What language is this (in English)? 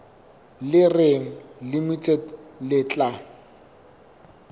Southern Sotho